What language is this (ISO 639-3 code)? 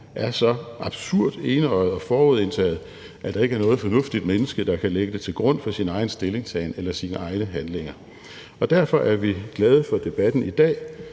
dan